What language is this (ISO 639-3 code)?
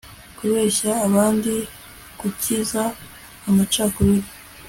kin